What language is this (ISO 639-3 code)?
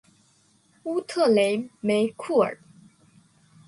zho